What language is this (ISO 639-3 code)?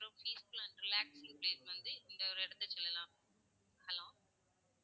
tam